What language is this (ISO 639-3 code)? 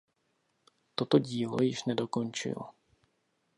ces